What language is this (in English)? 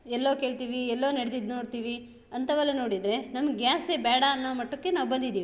Kannada